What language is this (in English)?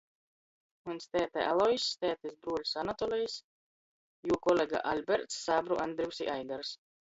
Latgalian